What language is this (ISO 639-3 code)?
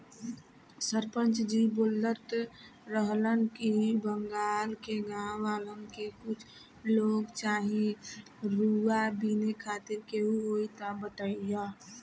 bho